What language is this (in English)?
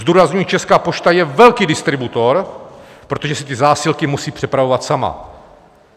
Czech